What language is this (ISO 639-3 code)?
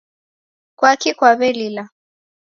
dav